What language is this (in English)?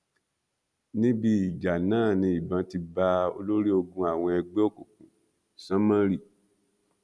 Yoruba